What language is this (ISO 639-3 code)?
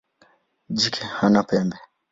swa